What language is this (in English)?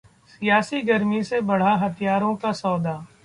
Hindi